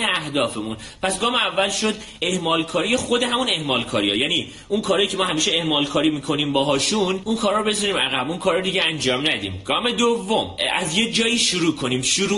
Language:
Persian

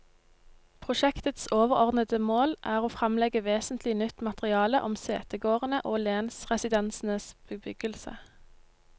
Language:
Norwegian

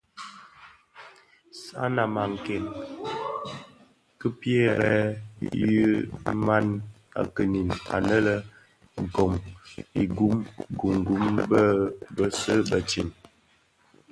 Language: Bafia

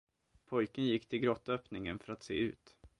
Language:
Swedish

